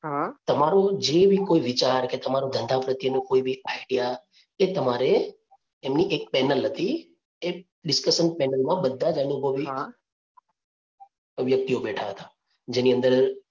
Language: Gujarati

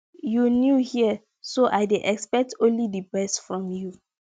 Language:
Nigerian Pidgin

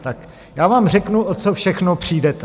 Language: Czech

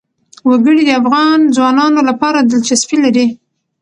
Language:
Pashto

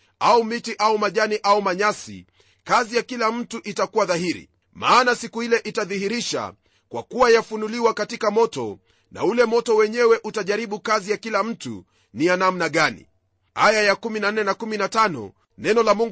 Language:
Swahili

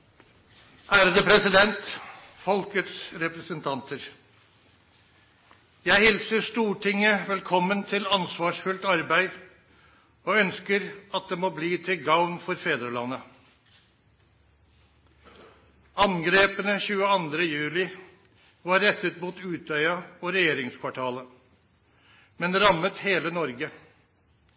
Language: Norwegian Nynorsk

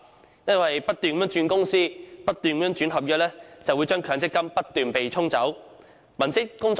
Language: Cantonese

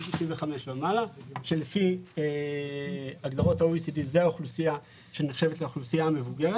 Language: Hebrew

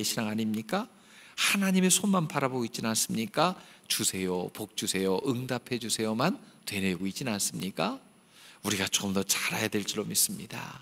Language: Korean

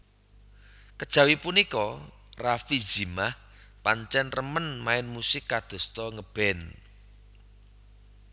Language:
Javanese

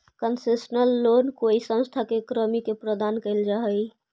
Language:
Magahi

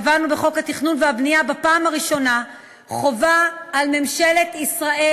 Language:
Hebrew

